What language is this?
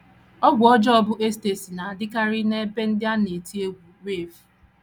Igbo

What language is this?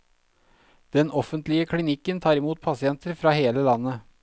Norwegian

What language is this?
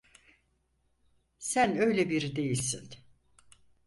Turkish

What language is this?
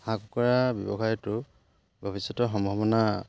Assamese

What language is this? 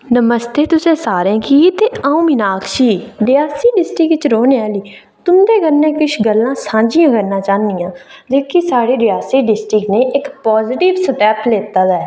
Dogri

